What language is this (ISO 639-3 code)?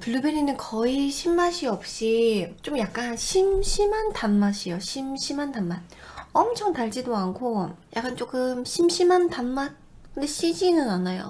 kor